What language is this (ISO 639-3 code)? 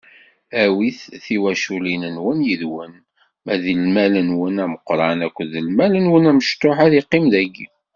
kab